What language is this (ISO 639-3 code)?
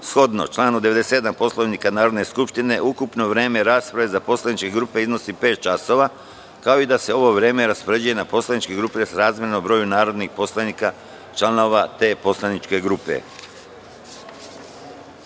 srp